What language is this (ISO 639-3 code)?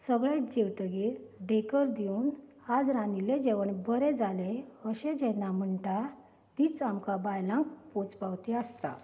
kok